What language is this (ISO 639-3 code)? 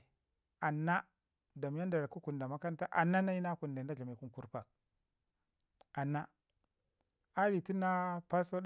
ngi